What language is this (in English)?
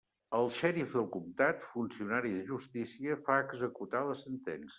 Catalan